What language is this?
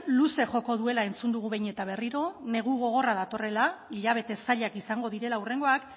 Basque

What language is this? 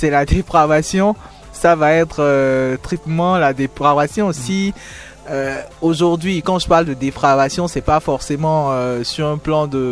French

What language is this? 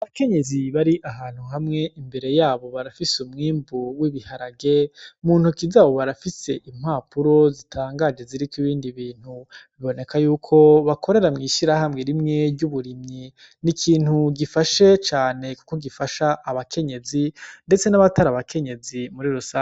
Rundi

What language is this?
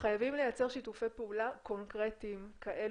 Hebrew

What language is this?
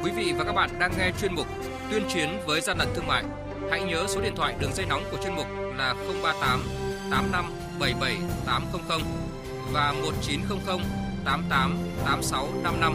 Vietnamese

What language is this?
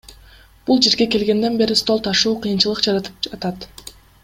Kyrgyz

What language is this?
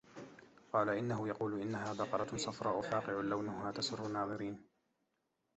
Arabic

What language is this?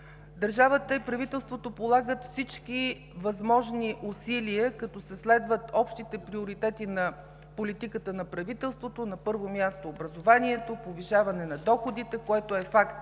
Bulgarian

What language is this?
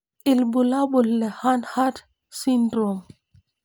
Masai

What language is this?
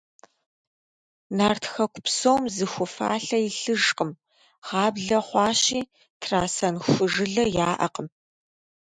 Kabardian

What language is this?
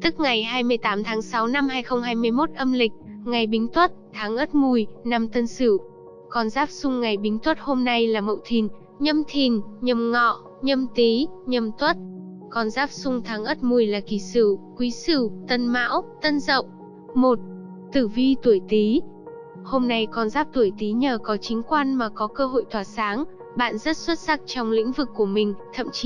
Vietnamese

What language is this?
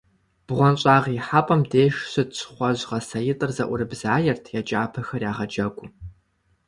Kabardian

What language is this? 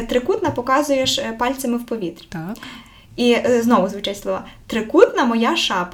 Ukrainian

